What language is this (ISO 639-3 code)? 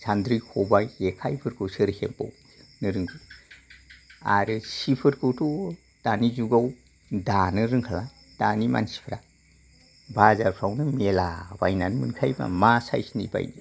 brx